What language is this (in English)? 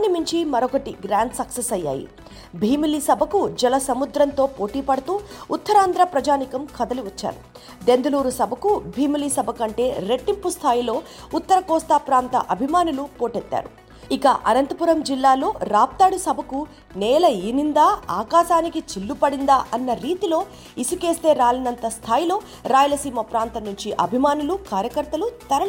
Telugu